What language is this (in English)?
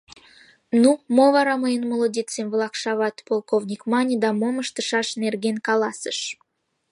Mari